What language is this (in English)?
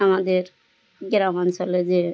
Bangla